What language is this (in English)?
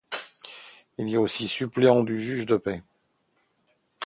French